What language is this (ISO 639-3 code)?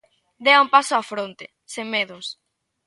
glg